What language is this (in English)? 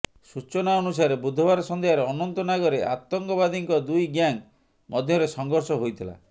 Odia